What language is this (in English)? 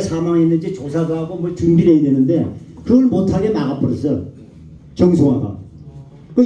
Korean